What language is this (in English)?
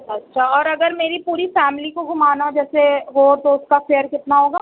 Urdu